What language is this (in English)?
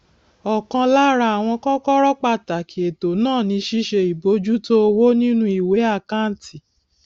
Yoruba